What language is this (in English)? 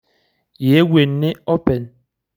Masai